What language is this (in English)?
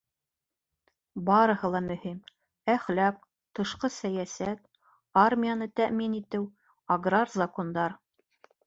Bashkir